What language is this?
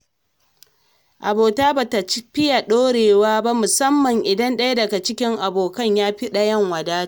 Hausa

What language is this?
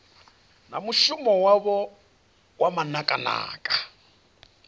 Venda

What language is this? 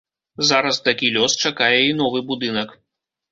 Belarusian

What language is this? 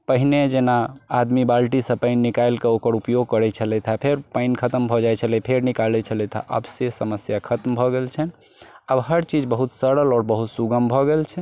Maithili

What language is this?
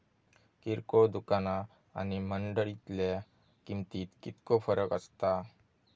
Marathi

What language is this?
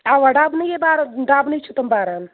Kashmiri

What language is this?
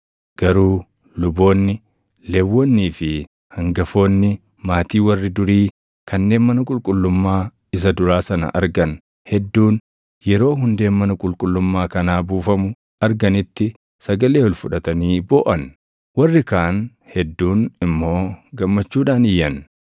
Oromo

